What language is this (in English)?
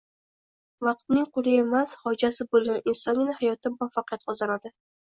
Uzbek